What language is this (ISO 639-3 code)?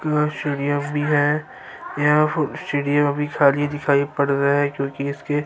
urd